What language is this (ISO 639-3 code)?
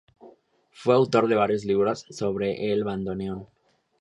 spa